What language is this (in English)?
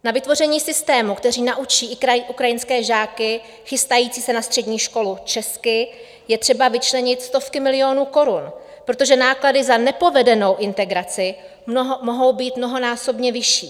Czech